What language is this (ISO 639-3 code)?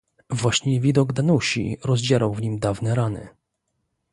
pol